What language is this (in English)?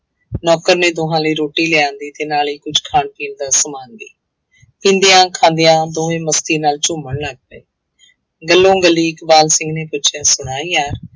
Punjabi